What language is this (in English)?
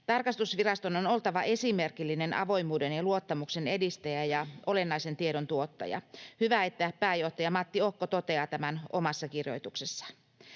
Finnish